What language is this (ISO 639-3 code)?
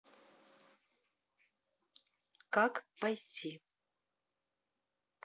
rus